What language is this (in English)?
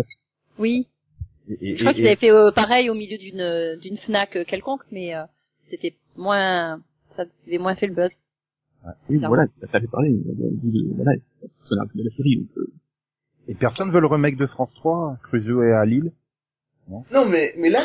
French